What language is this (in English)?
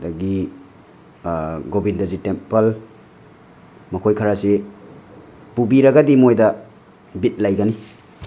Manipuri